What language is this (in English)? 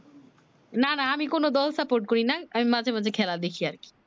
Bangla